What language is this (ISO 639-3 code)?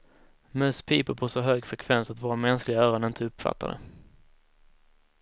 swe